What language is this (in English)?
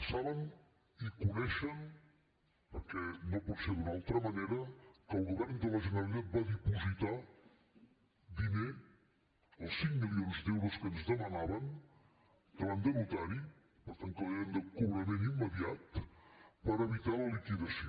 Catalan